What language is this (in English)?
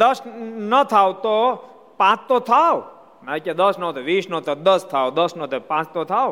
Gujarati